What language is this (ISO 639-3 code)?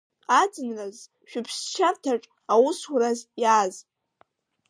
abk